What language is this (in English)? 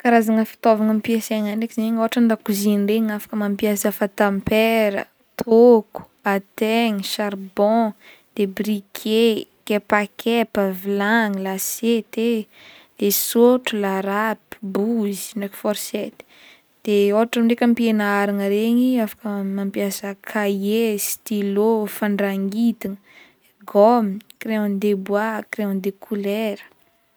Northern Betsimisaraka Malagasy